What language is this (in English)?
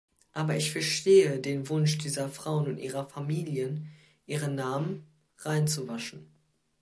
German